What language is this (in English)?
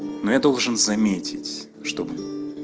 Russian